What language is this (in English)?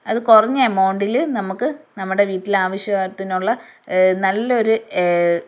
Malayalam